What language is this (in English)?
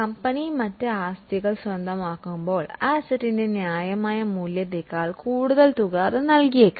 Malayalam